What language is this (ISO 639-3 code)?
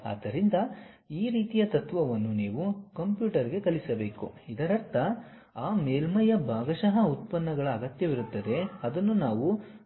kan